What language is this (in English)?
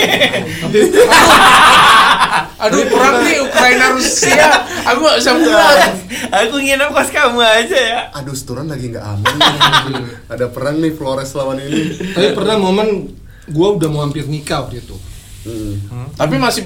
Indonesian